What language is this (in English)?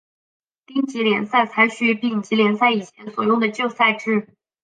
Chinese